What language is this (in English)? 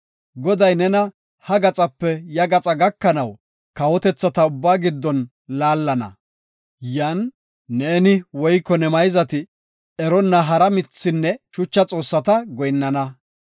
Gofa